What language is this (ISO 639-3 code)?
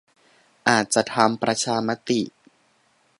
tha